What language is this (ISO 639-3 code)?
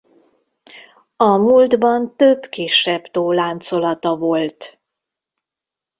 hun